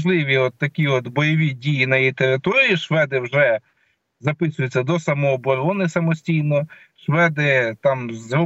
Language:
Ukrainian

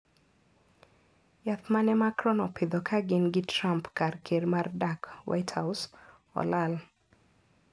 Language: Luo (Kenya and Tanzania)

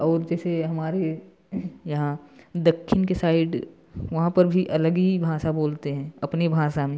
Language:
Hindi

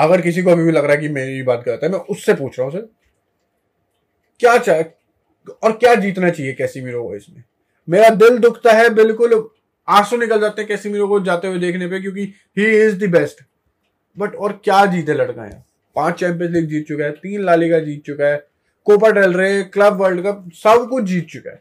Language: Hindi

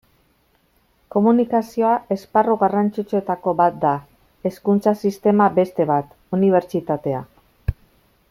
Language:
Basque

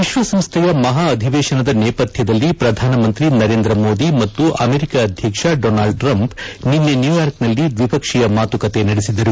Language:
Kannada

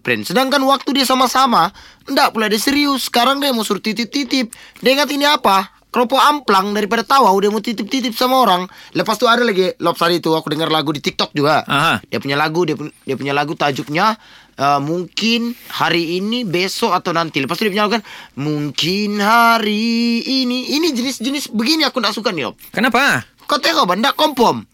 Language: Malay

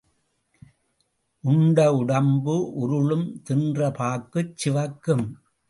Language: Tamil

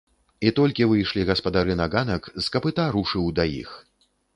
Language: Belarusian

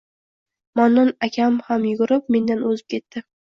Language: Uzbek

